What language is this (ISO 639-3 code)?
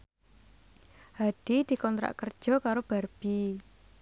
jav